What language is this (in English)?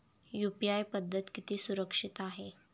Marathi